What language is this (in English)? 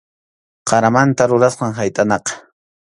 Arequipa-La Unión Quechua